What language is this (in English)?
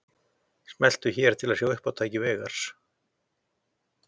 Icelandic